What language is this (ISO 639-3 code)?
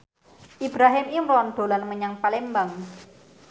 jav